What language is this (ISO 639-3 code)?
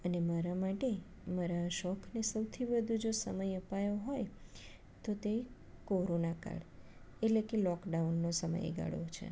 guj